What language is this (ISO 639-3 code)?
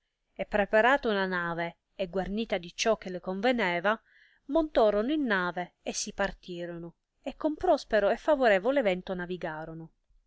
ita